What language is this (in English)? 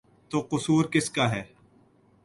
Urdu